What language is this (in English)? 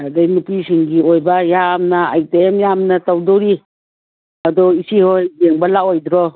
Manipuri